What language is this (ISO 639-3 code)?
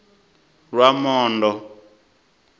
ven